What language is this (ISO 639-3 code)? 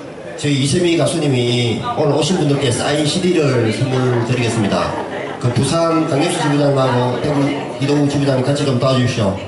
kor